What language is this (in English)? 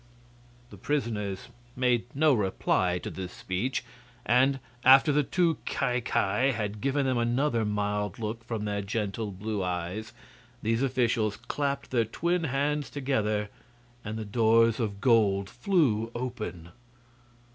English